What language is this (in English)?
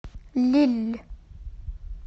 Russian